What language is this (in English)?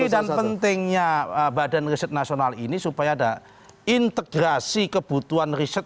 Indonesian